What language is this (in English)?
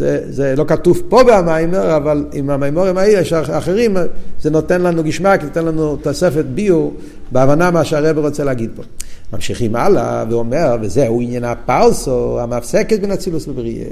Hebrew